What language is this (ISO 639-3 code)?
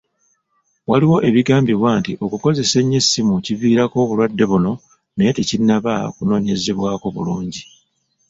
lug